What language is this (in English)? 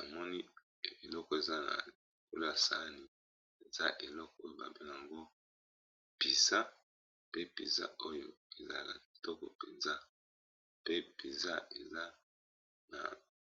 Lingala